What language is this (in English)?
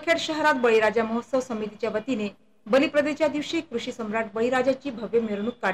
Romanian